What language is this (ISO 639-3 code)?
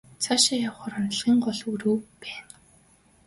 mon